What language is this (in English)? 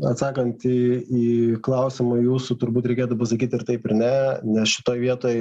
Lithuanian